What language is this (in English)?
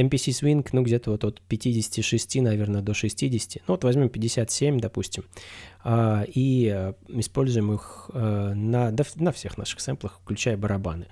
Russian